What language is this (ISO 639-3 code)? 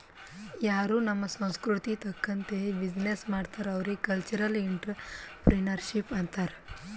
kan